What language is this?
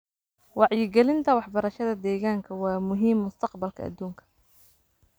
Somali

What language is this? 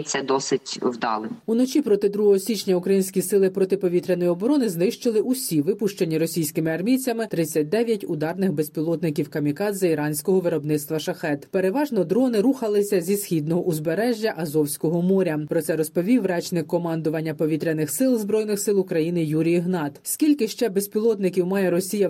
Ukrainian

